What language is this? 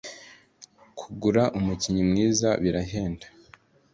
Kinyarwanda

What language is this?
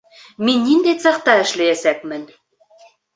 Bashkir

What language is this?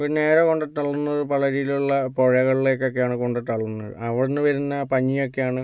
Malayalam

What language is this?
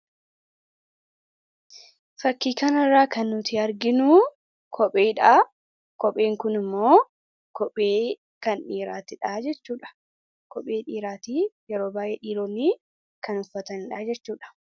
Oromo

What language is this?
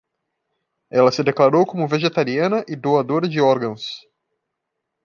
Portuguese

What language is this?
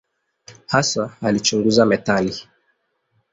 Swahili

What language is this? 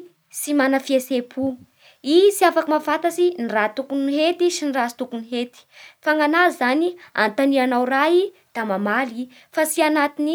Bara Malagasy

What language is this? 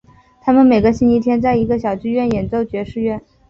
Chinese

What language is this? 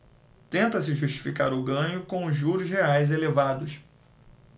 Portuguese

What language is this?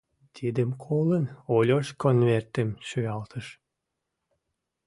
Mari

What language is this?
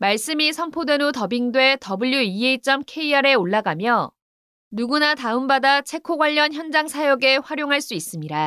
Korean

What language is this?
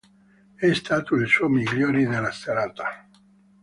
Italian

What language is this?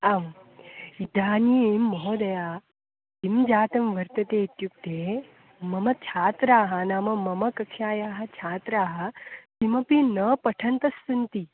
Sanskrit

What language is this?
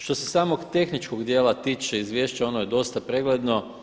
Croatian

